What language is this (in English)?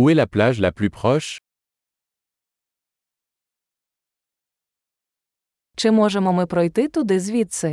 Ukrainian